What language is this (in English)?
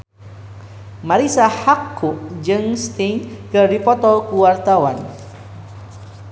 Sundanese